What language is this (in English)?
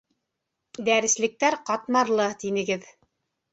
Bashkir